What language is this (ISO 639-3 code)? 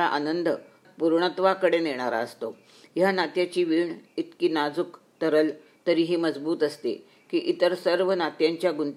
mar